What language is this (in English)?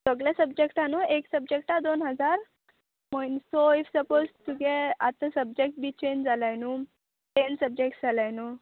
Konkani